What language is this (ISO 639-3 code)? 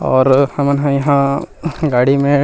hne